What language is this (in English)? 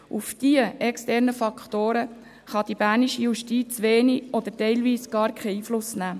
Swiss German